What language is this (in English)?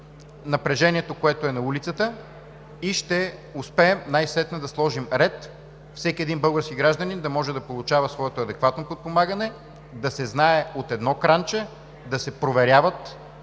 Bulgarian